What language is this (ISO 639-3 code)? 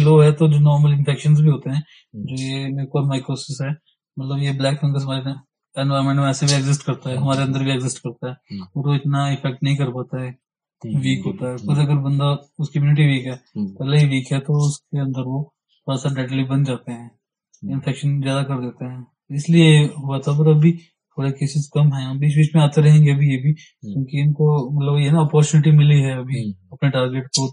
hin